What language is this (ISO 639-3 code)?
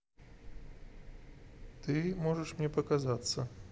rus